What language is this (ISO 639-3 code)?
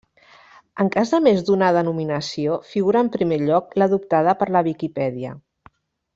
cat